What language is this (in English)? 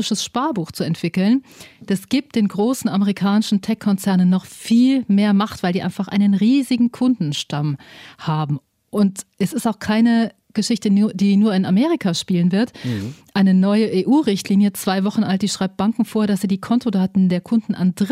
German